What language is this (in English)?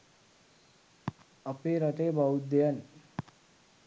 Sinhala